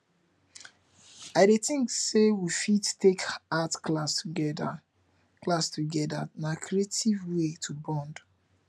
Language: Nigerian Pidgin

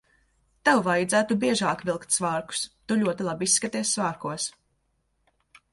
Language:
Latvian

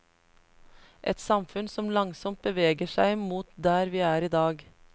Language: Norwegian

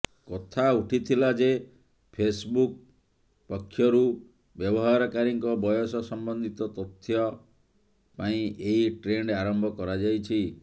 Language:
Odia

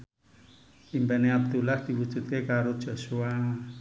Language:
Javanese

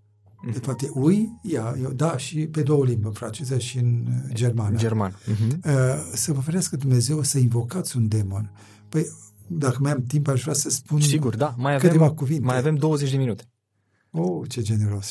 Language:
Romanian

